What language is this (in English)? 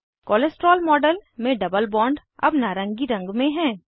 Hindi